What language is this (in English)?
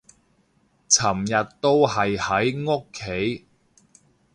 Cantonese